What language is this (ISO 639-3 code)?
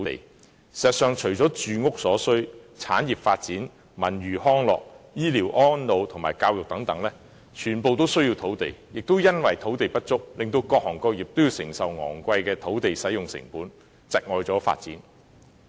yue